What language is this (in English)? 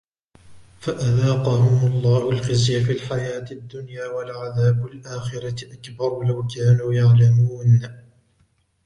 Arabic